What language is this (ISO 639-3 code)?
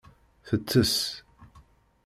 kab